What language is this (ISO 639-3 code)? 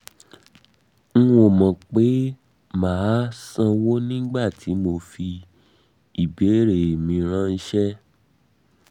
yor